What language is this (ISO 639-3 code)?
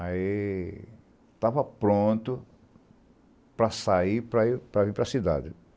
por